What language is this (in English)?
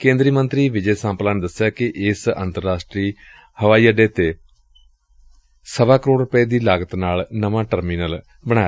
Punjabi